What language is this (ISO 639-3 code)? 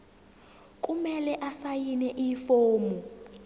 zul